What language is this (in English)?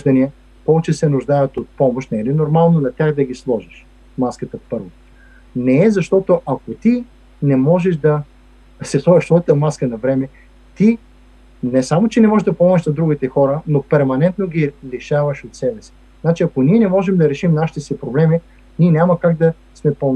Bulgarian